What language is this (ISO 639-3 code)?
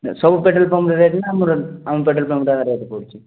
ori